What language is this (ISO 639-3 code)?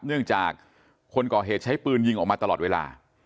tha